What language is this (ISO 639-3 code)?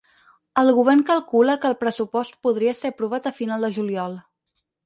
cat